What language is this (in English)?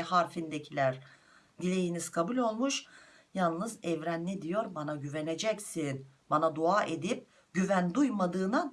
Turkish